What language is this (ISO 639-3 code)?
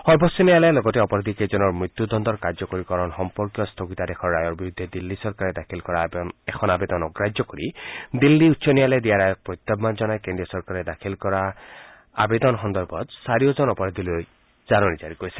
asm